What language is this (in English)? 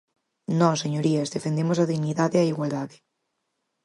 Galician